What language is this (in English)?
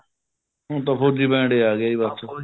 Punjabi